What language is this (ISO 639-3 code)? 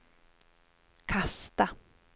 swe